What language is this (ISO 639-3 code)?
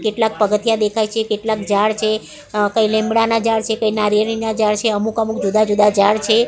guj